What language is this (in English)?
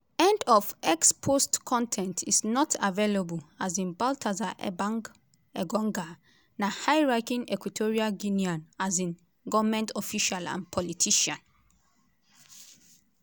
Nigerian Pidgin